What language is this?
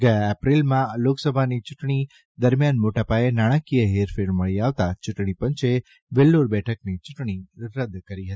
Gujarati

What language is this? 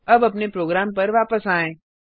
Hindi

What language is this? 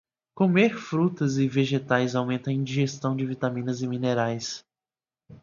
Portuguese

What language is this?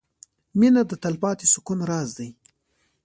Pashto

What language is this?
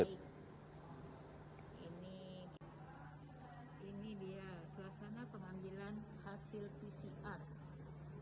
Indonesian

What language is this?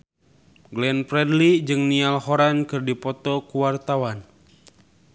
Sundanese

